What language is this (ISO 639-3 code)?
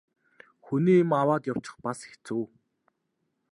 mon